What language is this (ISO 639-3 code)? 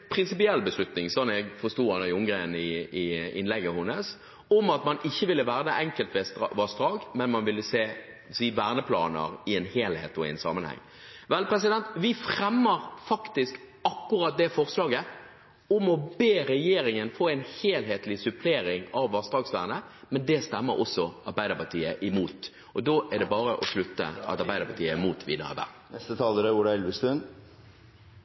nob